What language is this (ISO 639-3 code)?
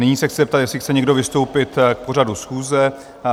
ces